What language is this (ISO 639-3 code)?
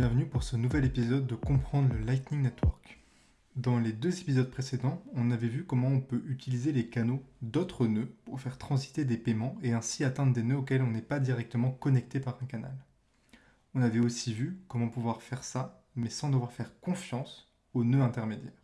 fra